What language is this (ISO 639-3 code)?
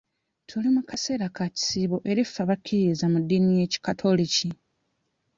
lug